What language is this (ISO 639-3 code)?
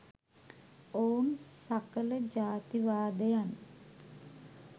sin